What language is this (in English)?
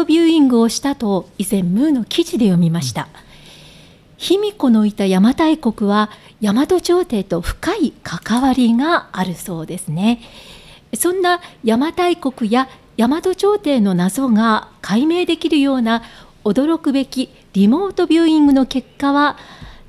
Japanese